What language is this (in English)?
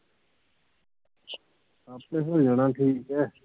Punjabi